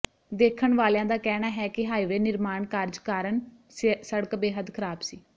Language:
Punjabi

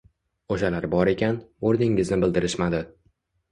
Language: Uzbek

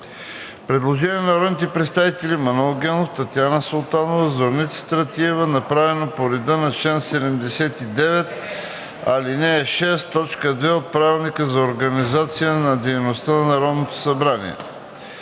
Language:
Bulgarian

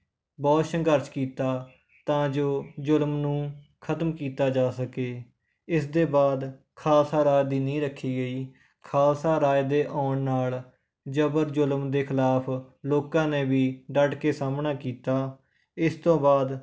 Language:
Punjabi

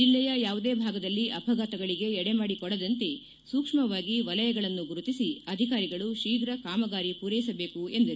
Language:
Kannada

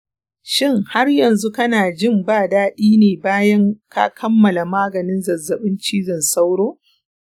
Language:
Hausa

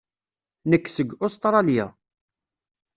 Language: Kabyle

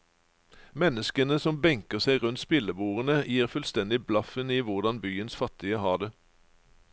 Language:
Norwegian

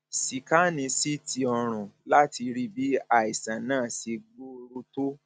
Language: Yoruba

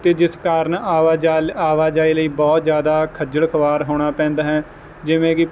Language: Punjabi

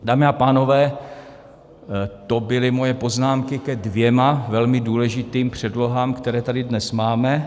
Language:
Czech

